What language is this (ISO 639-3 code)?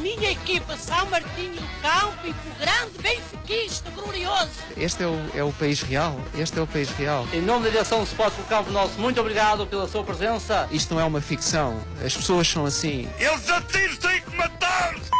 por